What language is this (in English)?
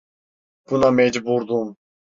Turkish